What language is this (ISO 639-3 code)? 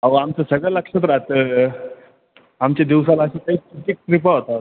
mar